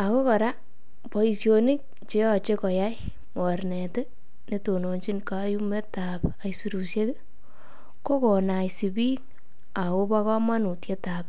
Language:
Kalenjin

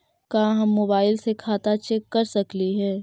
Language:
Magahi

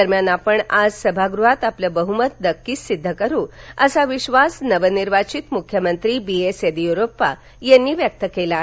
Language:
Marathi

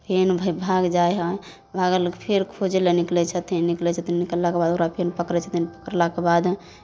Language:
Maithili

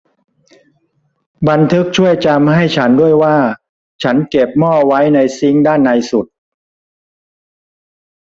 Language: Thai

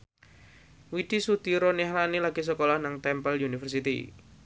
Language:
Javanese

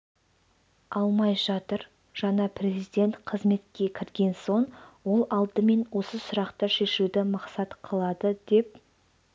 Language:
Kazakh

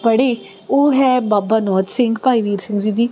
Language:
Punjabi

